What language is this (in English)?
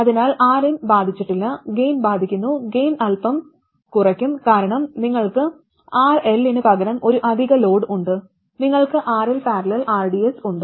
Malayalam